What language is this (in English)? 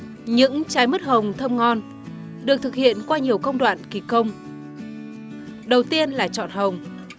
Vietnamese